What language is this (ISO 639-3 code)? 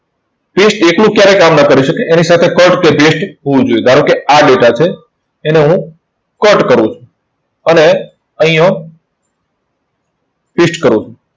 guj